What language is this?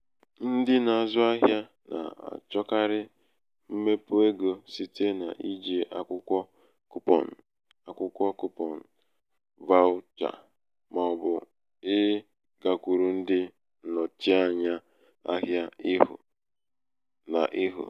Igbo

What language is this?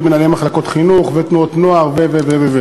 Hebrew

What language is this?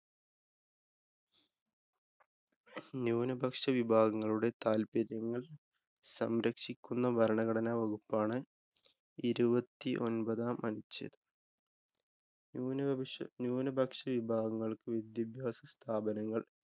Malayalam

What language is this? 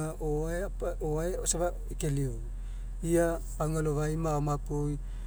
Mekeo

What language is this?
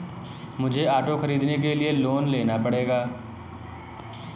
Hindi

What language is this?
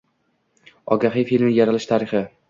Uzbek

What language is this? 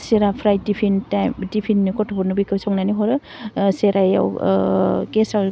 Bodo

